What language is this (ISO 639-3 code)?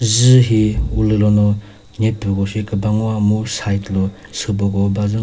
nri